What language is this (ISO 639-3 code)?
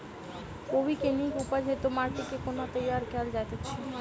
mai